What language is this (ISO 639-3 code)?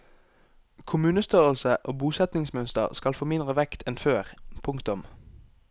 nor